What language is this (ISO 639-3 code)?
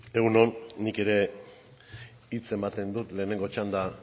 eus